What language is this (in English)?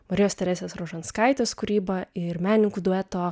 Lithuanian